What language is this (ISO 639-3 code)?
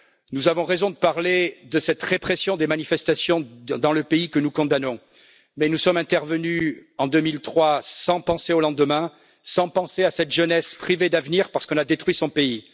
fra